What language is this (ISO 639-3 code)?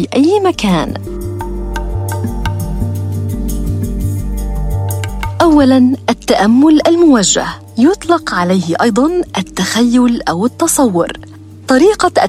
ara